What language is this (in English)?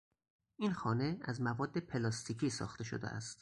Persian